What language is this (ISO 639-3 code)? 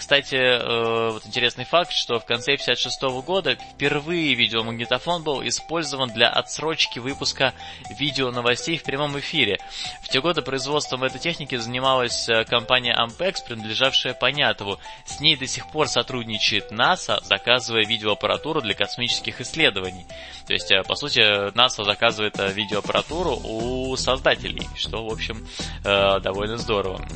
rus